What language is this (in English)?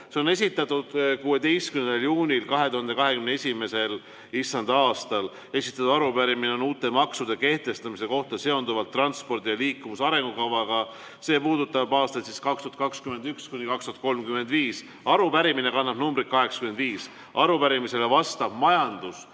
Estonian